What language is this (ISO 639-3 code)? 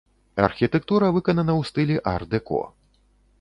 bel